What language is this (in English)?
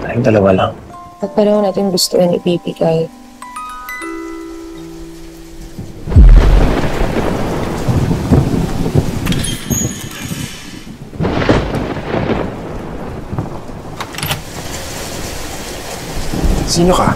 Filipino